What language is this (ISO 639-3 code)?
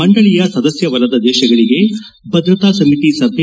kan